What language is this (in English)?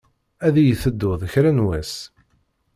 Kabyle